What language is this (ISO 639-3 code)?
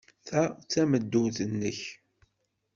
kab